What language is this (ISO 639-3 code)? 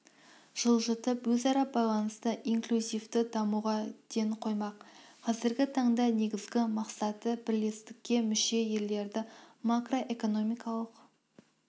kaz